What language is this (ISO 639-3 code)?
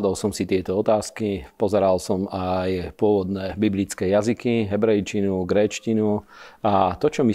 slk